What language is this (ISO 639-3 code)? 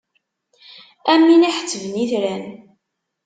kab